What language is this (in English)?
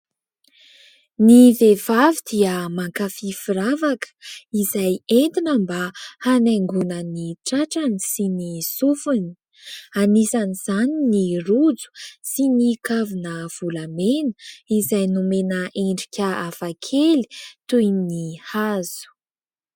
Malagasy